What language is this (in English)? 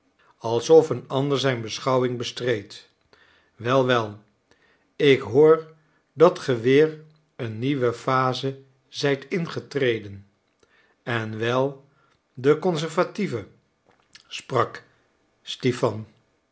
Dutch